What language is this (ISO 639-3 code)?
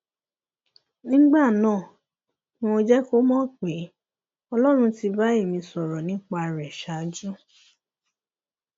yor